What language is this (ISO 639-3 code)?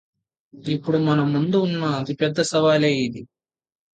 tel